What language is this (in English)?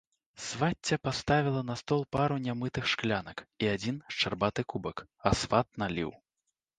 Belarusian